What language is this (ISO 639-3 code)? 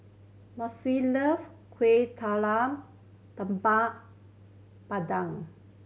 eng